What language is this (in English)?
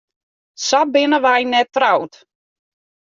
Western Frisian